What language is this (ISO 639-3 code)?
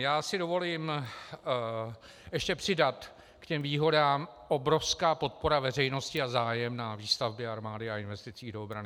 ces